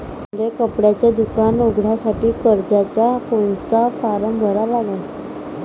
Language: Marathi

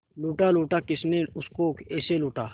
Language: Hindi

